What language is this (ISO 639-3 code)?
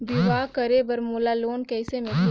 hne